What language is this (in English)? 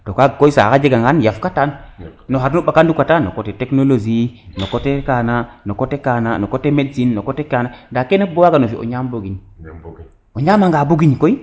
Serer